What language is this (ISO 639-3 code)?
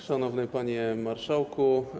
pol